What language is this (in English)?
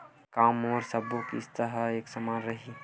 Chhattisgarhi